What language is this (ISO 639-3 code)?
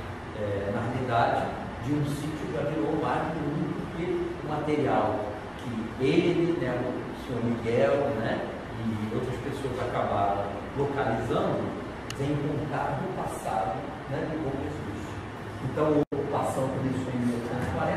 por